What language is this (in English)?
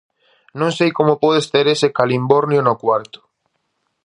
Galician